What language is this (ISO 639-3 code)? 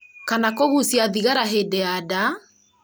kik